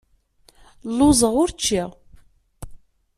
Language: Kabyle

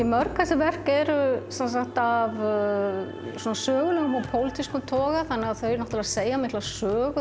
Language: Icelandic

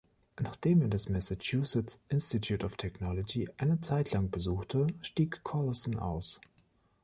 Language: German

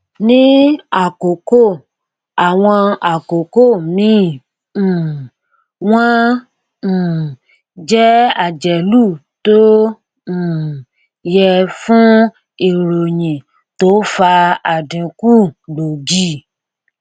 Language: Yoruba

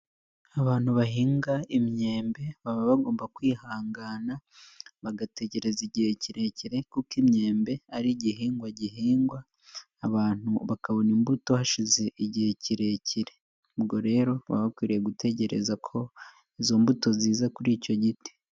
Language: Kinyarwanda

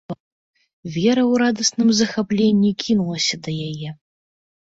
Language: Belarusian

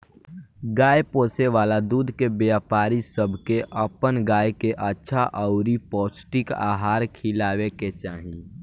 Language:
Bhojpuri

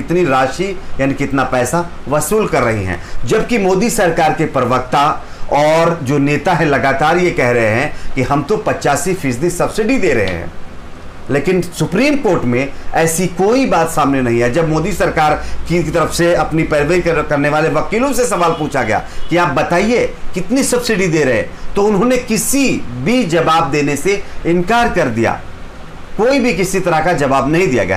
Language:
Hindi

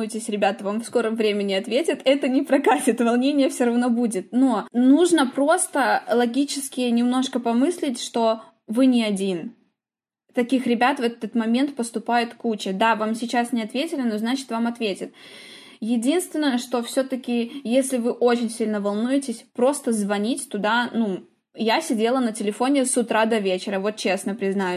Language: Russian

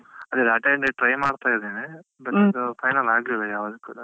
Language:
Kannada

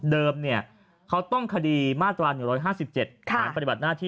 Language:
Thai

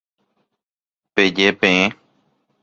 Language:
Guarani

